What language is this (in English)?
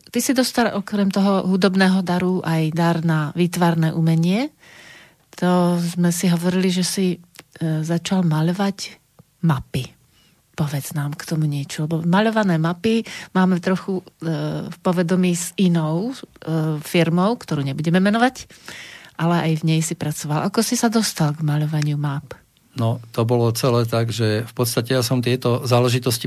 Slovak